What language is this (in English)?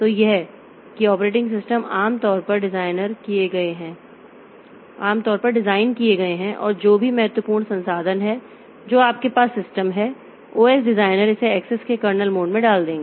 Hindi